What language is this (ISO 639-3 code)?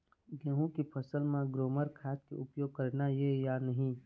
hne